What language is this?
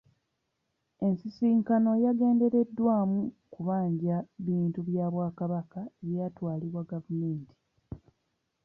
Ganda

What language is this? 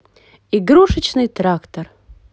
Russian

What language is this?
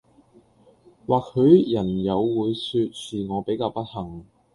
Cantonese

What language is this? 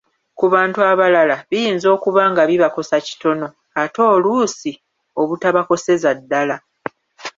Ganda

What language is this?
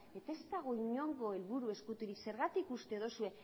Basque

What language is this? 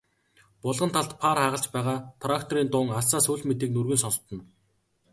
Mongolian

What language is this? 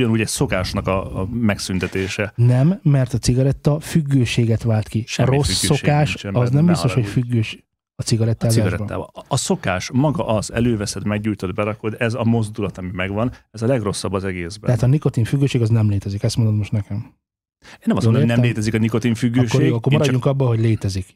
Hungarian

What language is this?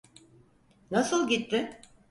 Turkish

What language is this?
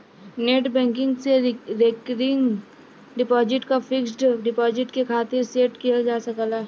Bhojpuri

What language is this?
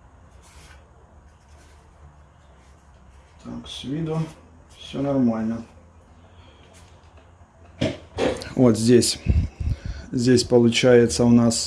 Russian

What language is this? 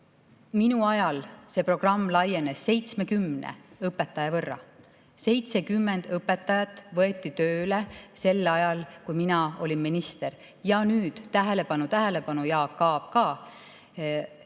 Estonian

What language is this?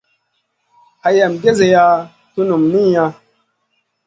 Masana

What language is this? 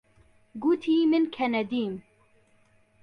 Central Kurdish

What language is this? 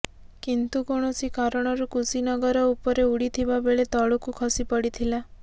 Odia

